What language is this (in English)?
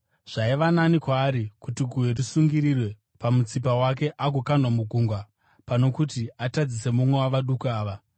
Shona